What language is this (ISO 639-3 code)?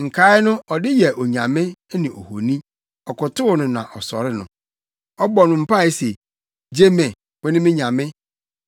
aka